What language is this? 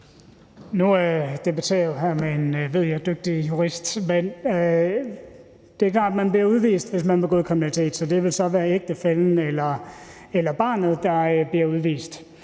Danish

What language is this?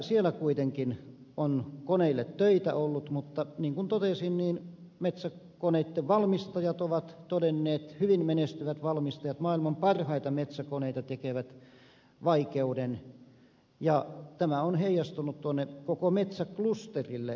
Finnish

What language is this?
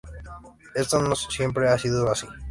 Spanish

